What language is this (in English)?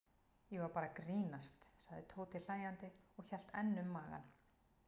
Icelandic